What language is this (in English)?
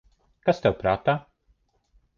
Latvian